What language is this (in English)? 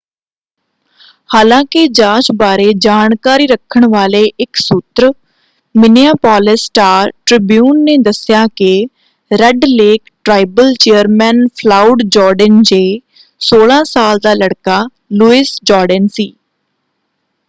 Punjabi